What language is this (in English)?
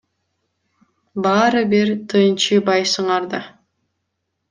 Kyrgyz